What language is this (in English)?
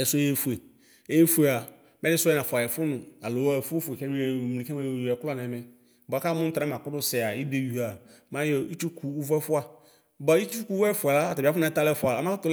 Ikposo